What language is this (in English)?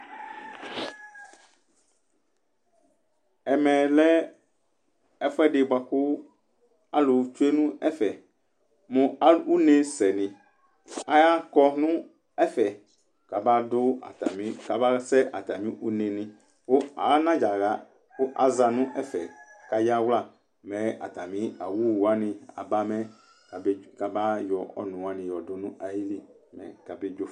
Ikposo